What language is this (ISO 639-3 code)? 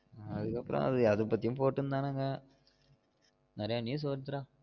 tam